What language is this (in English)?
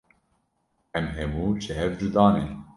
Kurdish